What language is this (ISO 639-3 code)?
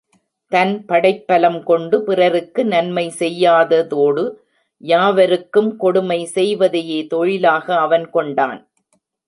tam